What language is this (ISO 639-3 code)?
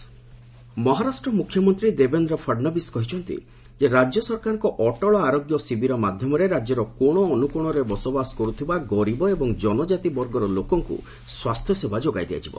ori